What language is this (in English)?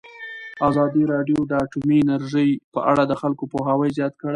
Pashto